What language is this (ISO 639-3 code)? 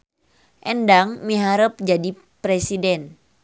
sun